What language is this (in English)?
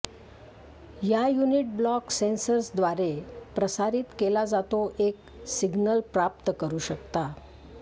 Marathi